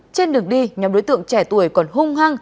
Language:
Vietnamese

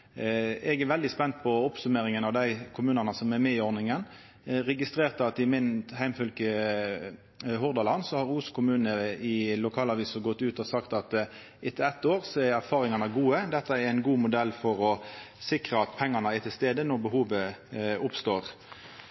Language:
Norwegian Nynorsk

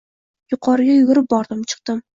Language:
Uzbek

